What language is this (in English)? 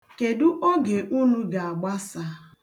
Igbo